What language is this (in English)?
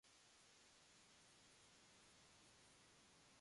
Japanese